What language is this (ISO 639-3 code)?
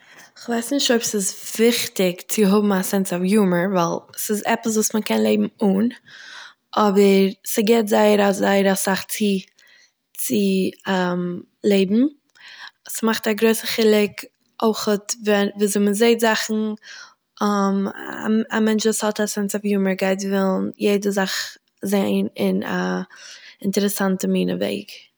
yid